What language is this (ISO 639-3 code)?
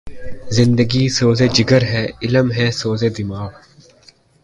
urd